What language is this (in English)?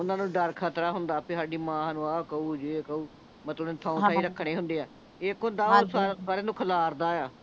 Punjabi